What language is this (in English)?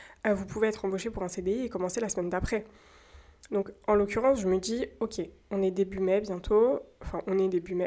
French